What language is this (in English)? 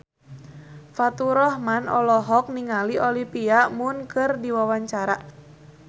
Sundanese